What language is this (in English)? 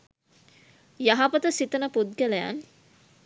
Sinhala